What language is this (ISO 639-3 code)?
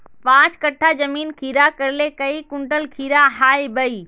mag